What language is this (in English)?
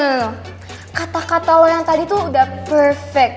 Indonesian